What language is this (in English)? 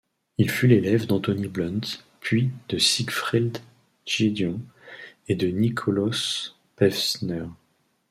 French